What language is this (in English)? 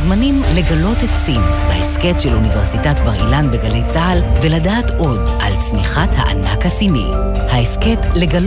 Hebrew